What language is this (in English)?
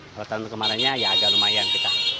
Indonesian